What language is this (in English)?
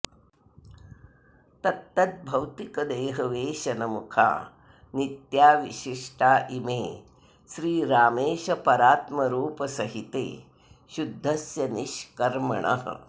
Sanskrit